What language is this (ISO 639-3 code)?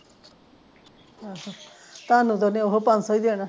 pan